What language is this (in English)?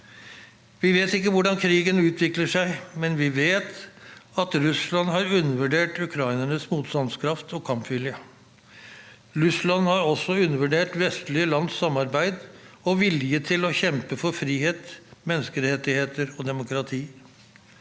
Norwegian